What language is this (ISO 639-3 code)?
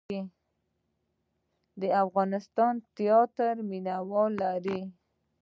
pus